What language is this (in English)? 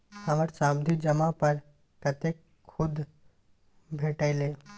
Maithili